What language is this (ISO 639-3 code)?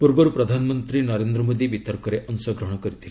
ori